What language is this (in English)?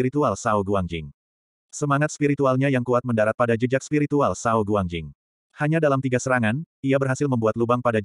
Indonesian